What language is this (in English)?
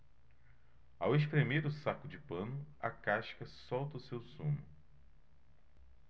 Portuguese